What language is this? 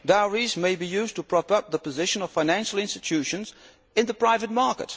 English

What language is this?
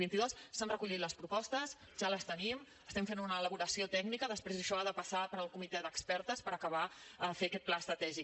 Catalan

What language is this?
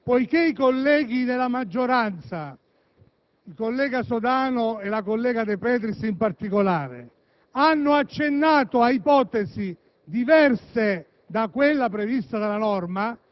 Italian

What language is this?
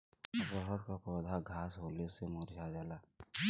Bhojpuri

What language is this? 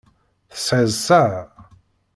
Kabyle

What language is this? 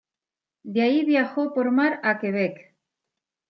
Spanish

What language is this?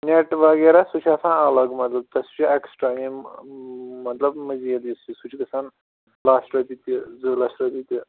Kashmiri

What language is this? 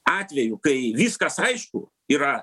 Lithuanian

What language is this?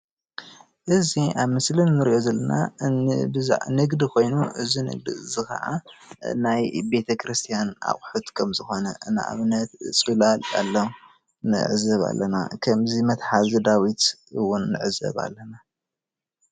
Tigrinya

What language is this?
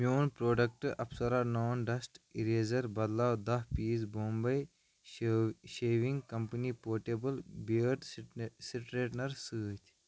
Kashmiri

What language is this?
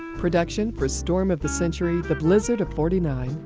English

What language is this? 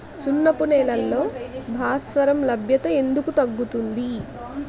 Telugu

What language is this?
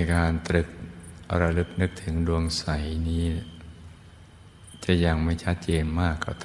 Thai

